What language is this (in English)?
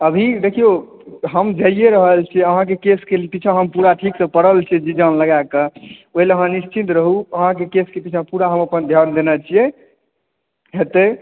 Maithili